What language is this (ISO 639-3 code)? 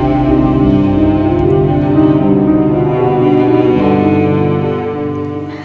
ind